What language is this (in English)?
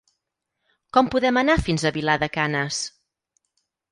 Catalan